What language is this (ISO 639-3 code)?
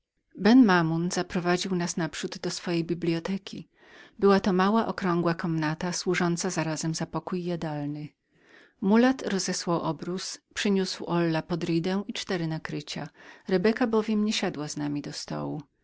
pol